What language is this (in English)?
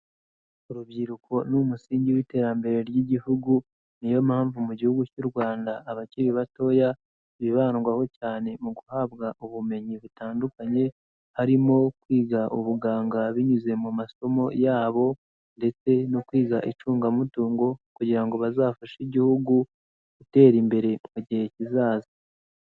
Kinyarwanda